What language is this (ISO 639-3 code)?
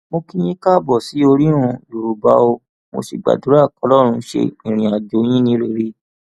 yor